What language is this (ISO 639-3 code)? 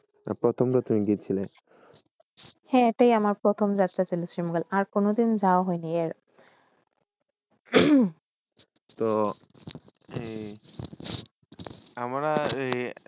ben